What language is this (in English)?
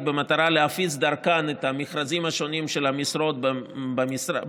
Hebrew